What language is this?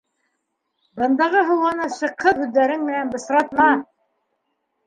Bashkir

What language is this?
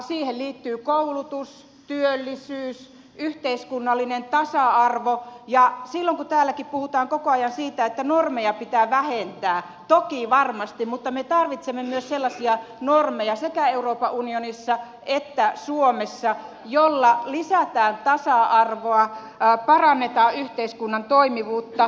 Finnish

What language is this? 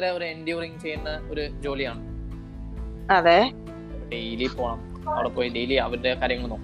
Malayalam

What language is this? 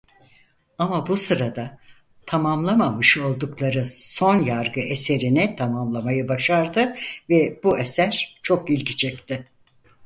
Turkish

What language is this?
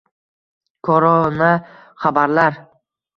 Uzbek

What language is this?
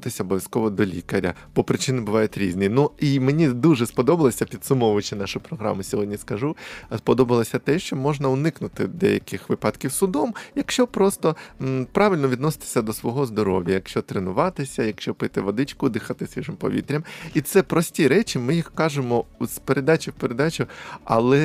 Ukrainian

